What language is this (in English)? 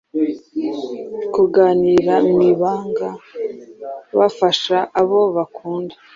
Kinyarwanda